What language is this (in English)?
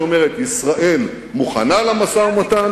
Hebrew